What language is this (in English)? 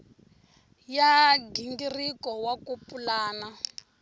Tsonga